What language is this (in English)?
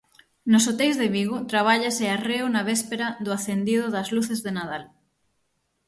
Galician